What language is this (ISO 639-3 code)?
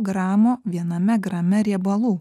lit